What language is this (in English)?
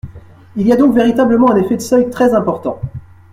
French